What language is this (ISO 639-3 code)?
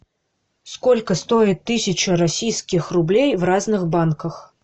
rus